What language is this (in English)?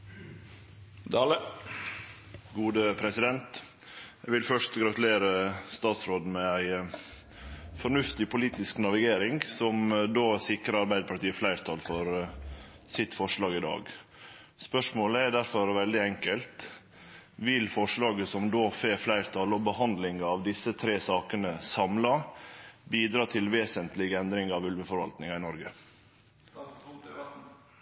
Norwegian Nynorsk